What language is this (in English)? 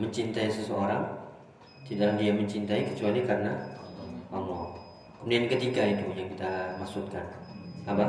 Indonesian